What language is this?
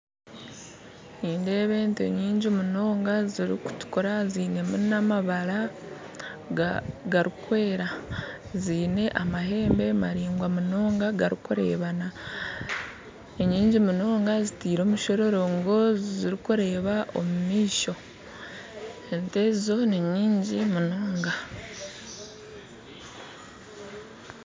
Nyankole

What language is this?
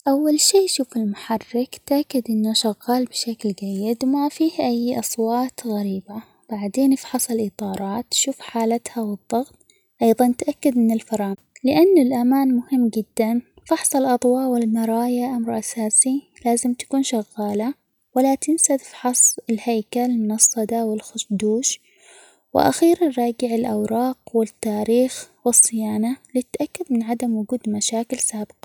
Omani Arabic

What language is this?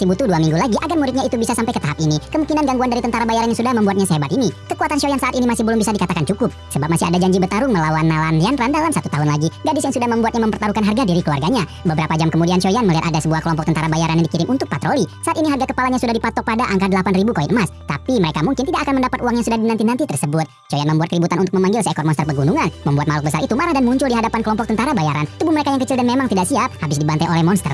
Indonesian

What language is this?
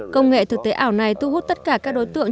Vietnamese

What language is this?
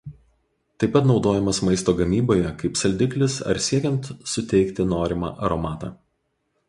Lithuanian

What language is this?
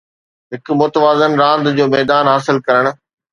Sindhi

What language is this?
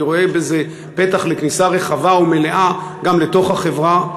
Hebrew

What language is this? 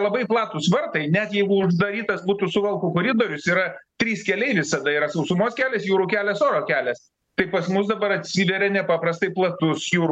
Lithuanian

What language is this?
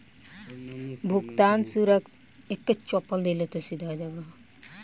Bhojpuri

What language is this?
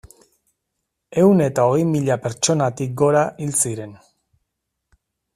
Basque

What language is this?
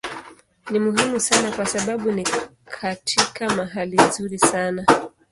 Swahili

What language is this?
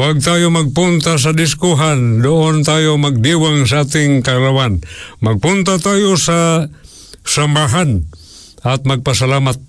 Filipino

